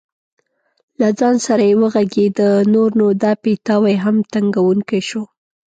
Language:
Pashto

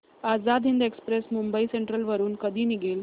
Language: Marathi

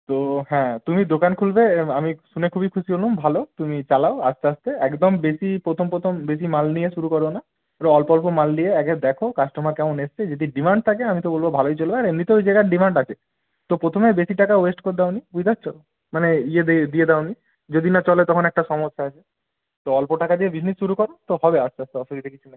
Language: Bangla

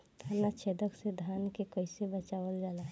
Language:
Bhojpuri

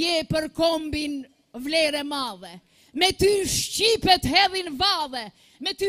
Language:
Romanian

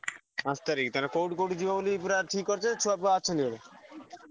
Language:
Odia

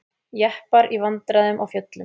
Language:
Icelandic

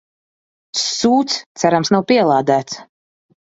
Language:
Latvian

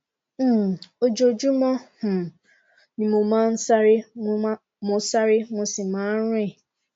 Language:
Yoruba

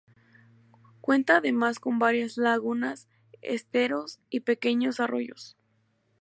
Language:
Spanish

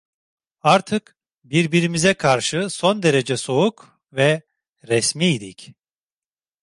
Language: Turkish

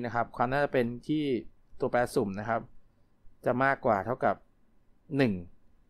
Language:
Thai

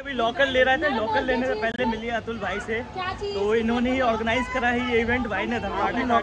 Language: Hindi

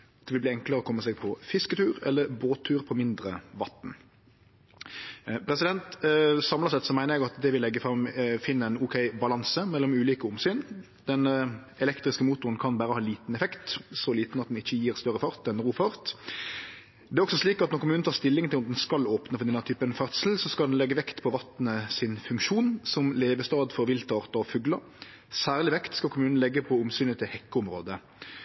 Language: Norwegian Nynorsk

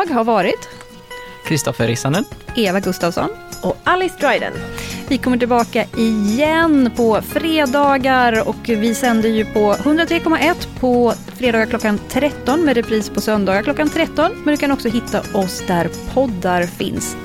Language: Swedish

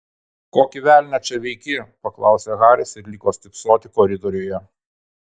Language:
Lithuanian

